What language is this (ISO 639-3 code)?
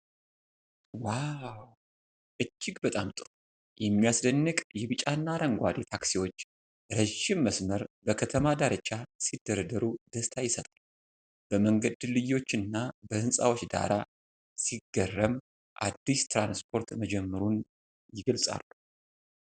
amh